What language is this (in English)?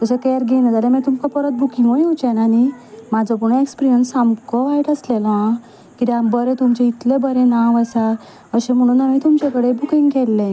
Konkani